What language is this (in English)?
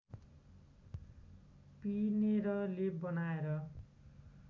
Nepali